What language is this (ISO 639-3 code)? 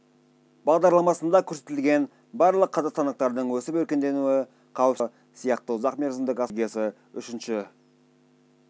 kaz